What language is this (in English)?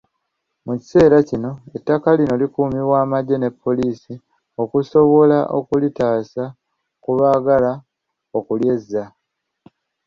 Ganda